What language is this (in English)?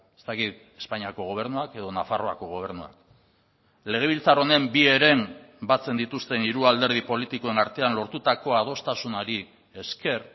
Basque